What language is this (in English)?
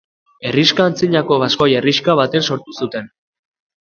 Basque